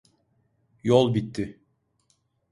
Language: Turkish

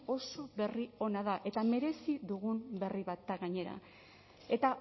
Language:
Basque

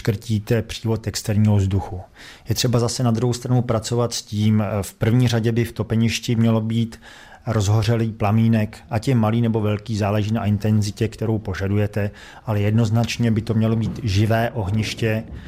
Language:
Czech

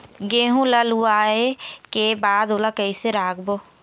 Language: Chhattisgarhi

